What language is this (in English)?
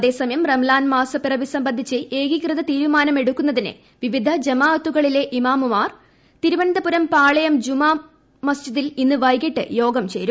Malayalam